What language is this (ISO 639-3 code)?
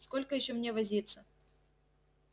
rus